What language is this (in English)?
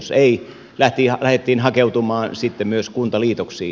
Finnish